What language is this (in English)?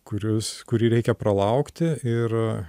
Lithuanian